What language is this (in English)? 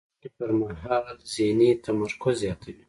Pashto